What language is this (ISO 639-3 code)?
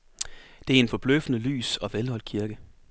dan